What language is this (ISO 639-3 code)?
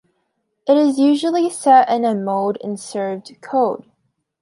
eng